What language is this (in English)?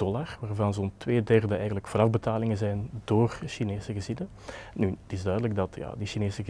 Dutch